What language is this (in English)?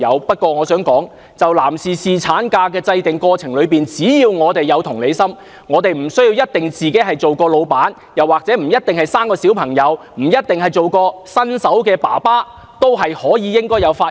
Cantonese